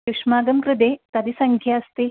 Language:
Sanskrit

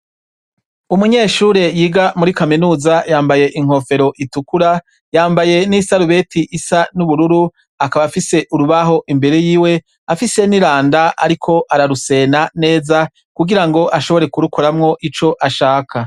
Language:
Rundi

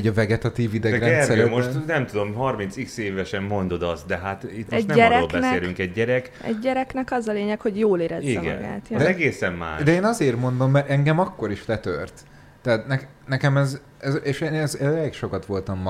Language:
Hungarian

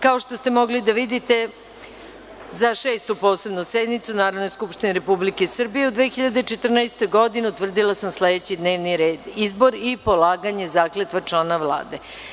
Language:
Serbian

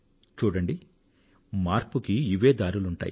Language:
Telugu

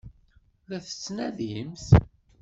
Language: Kabyle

